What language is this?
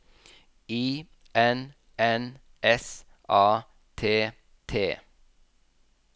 Norwegian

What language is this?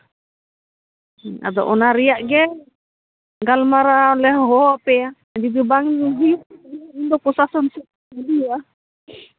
Santali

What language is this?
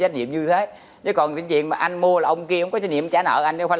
Vietnamese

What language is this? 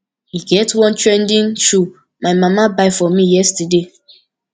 Nigerian Pidgin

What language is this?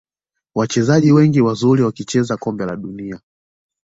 Swahili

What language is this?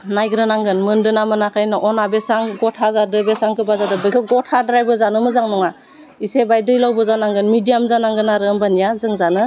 Bodo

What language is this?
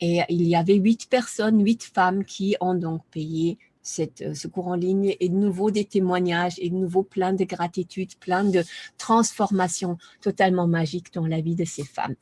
French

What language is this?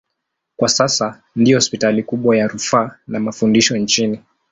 Swahili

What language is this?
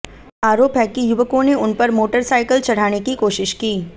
Hindi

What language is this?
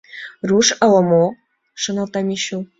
Mari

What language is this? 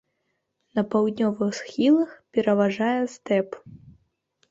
Belarusian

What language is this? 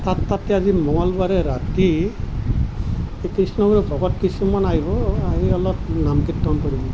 Assamese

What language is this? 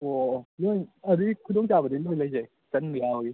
Manipuri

